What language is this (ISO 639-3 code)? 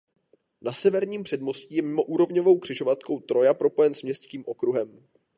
ces